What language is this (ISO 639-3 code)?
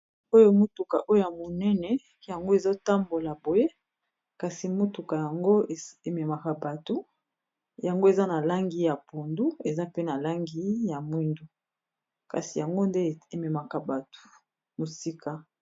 lin